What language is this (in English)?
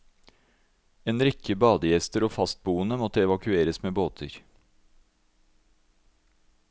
Norwegian